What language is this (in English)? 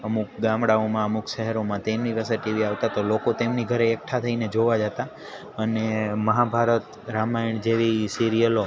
Gujarati